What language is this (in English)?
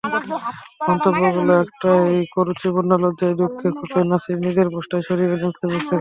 Bangla